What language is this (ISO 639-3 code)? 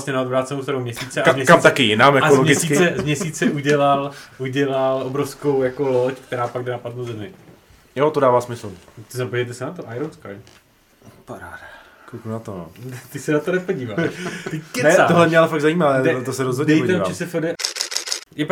ces